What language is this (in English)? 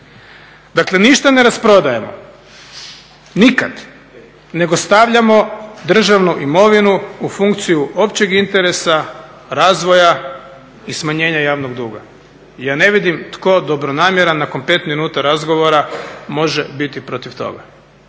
Croatian